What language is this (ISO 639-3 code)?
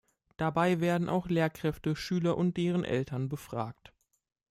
deu